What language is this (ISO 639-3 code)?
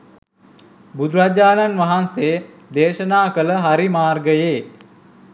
sin